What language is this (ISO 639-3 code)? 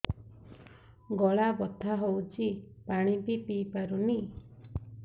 ori